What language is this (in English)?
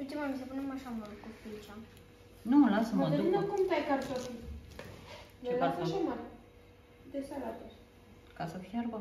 Romanian